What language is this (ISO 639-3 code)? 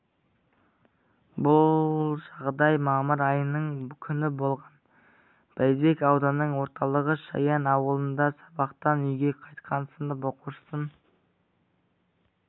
kaz